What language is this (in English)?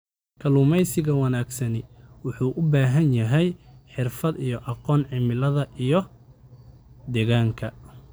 Somali